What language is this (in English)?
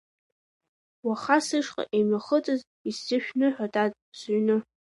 Abkhazian